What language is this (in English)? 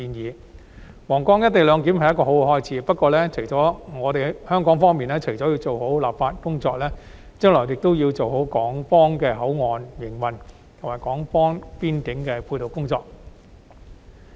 Cantonese